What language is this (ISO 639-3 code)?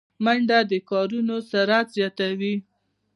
pus